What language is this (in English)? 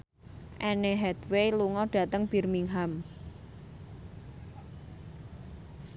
Javanese